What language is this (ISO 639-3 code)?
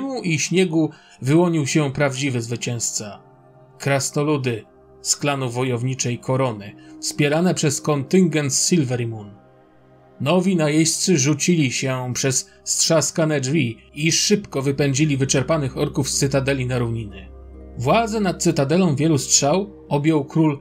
pol